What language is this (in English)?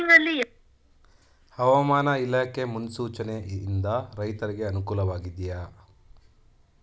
Kannada